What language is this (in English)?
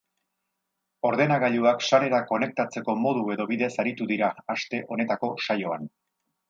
Basque